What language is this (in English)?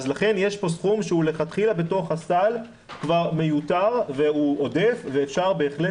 Hebrew